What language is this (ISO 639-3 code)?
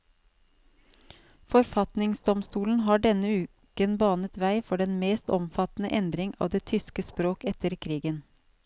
nor